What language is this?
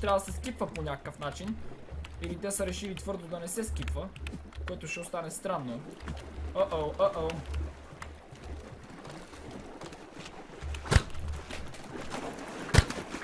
Bulgarian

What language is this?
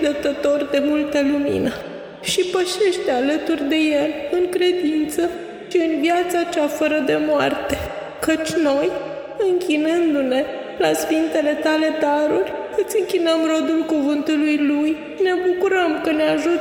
Romanian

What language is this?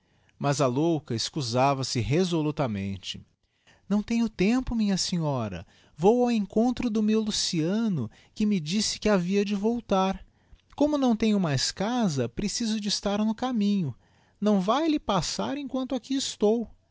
Portuguese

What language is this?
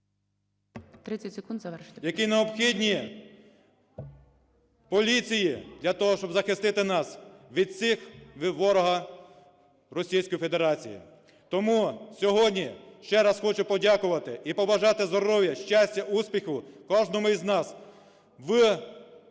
Ukrainian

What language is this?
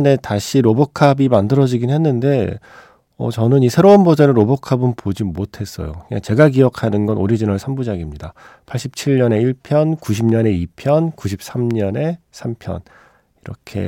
Korean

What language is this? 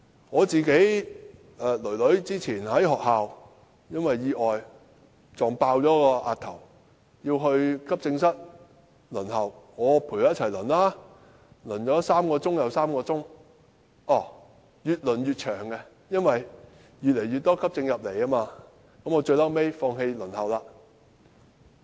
Cantonese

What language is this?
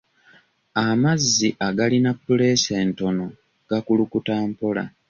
Ganda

